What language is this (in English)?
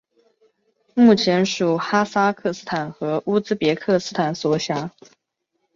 Chinese